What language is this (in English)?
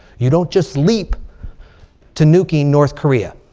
English